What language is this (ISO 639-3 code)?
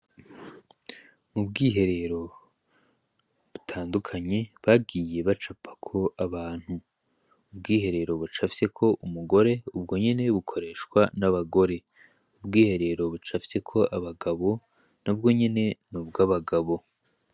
run